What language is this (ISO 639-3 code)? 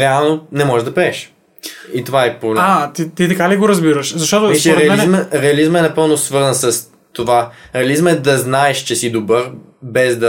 bul